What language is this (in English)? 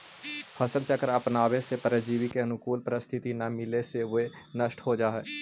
Magahi